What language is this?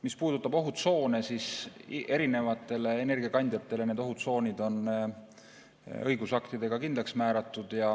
Estonian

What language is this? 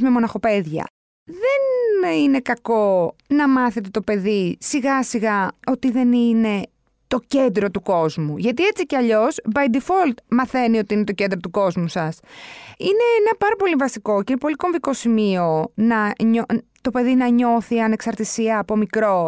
Greek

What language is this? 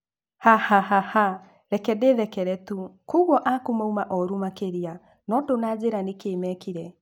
Kikuyu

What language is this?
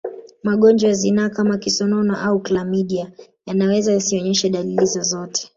Swahili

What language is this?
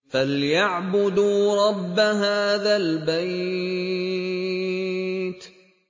Arabic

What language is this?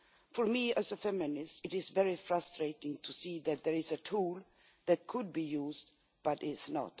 English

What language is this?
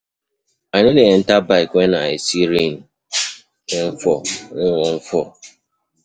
Nigerian Pidgin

